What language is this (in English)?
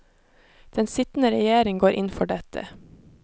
Norwegian